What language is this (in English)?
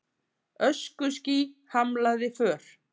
Icelandic